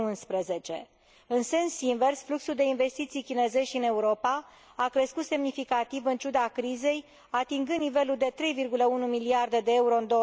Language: Romanian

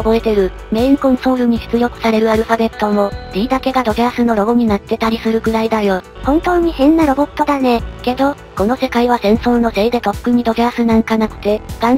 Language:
Japanese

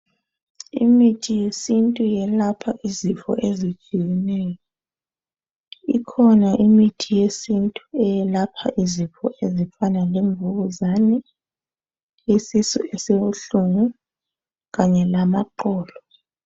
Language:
North Ndebele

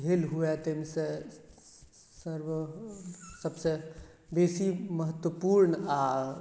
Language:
Maithili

